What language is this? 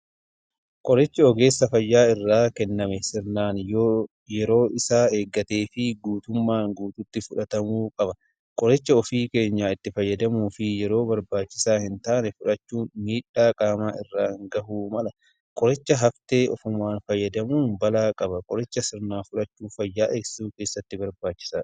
Oromo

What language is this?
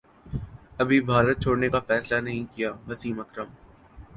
Urdu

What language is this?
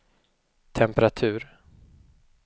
Swedish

